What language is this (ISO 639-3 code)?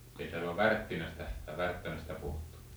fin